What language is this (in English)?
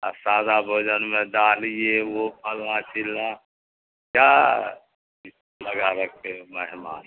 Urdu